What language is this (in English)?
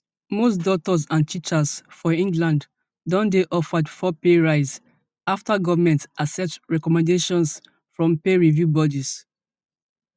Nigerian Pidgin